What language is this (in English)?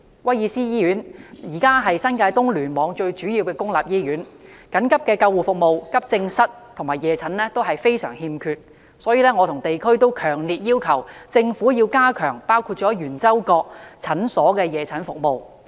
Cantonese